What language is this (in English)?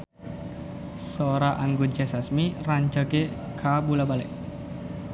Sundanese